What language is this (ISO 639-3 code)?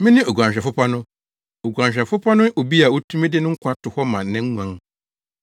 aka